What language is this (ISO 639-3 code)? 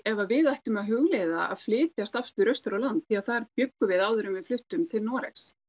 isl